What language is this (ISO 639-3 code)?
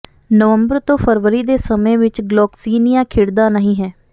pan